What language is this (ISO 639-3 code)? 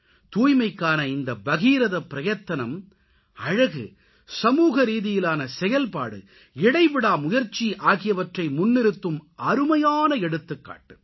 tam